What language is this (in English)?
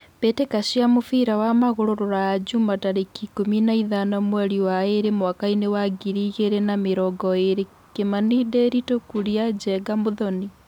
Kikuyu